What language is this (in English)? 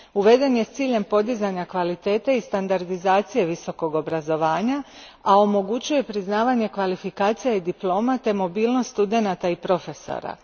Croatian